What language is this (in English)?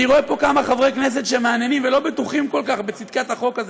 Hebrew